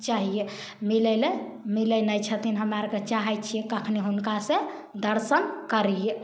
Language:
Maithili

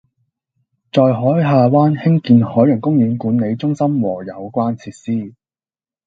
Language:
Cantonese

